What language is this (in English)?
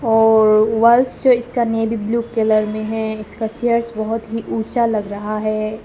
Hindi